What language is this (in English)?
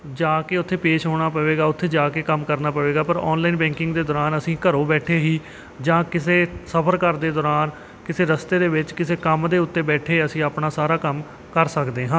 Punjabi